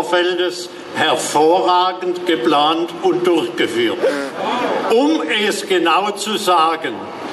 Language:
German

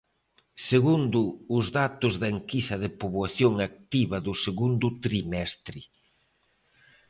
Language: Galician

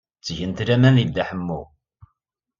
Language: Kabyle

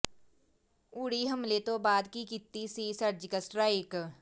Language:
Punjabi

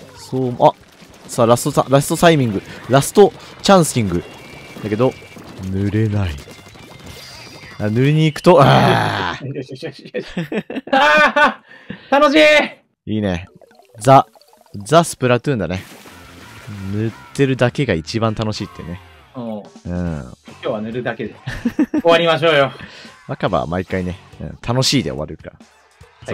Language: Japanese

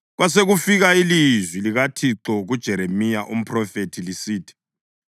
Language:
North Ndebele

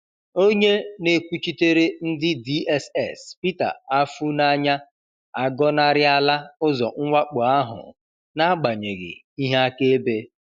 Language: Igbo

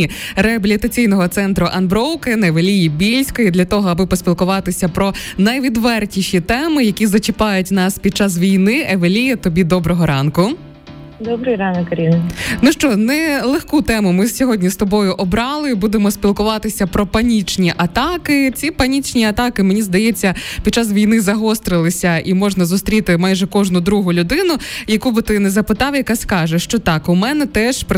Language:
Ukrainian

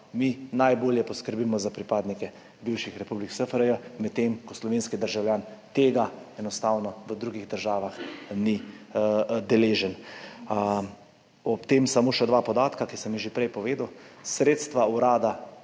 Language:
Slovenian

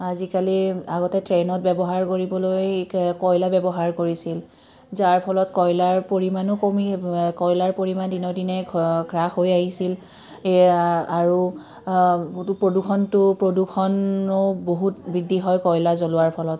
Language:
Assamese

